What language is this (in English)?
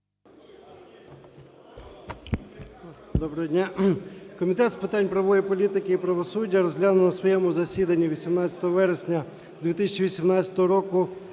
Ukrainian